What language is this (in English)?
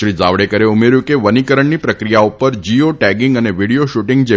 Gujarati